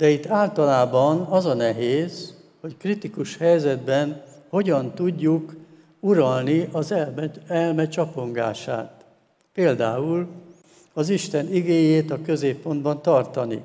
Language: Hungarian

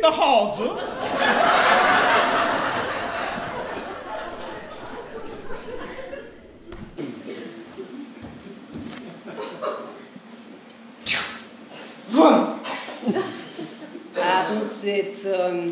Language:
German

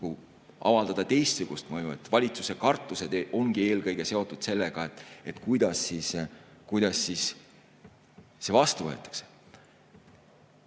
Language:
Estonian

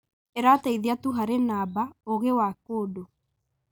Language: Kikuyu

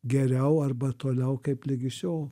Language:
Lithuanian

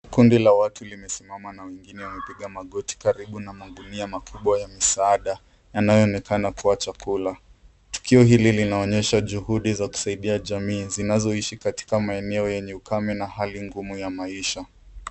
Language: Swahili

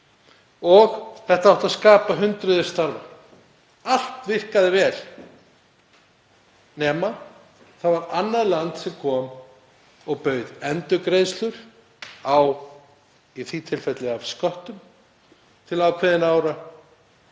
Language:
Icelandic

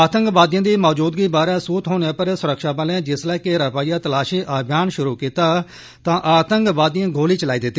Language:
Dogri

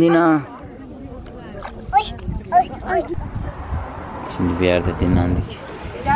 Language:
Turkish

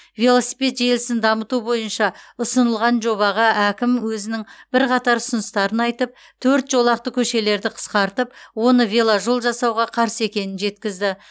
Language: Kazakh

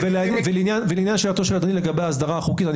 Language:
Hebrew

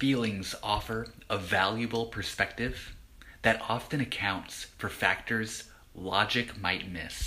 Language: English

